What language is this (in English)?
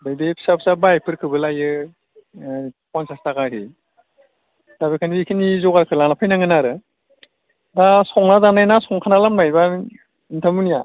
Bodo